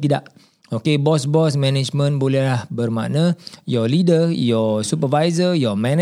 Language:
Malay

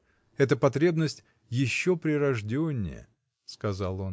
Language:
Russian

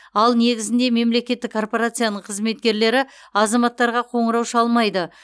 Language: Kazakh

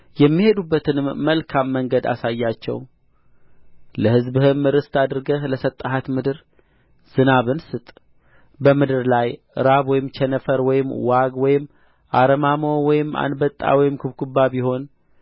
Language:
Amharic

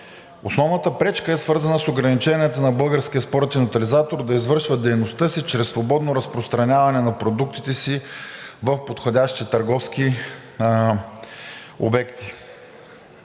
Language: Bulgarian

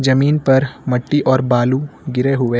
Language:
Hindi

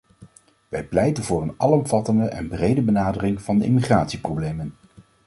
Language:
Dutch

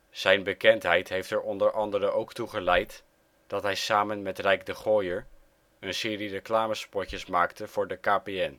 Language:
Dutch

